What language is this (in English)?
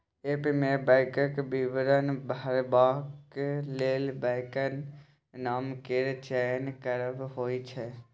Maithili